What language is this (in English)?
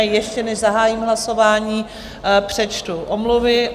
Czech